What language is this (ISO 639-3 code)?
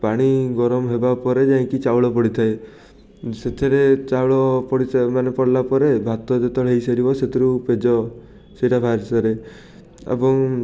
ori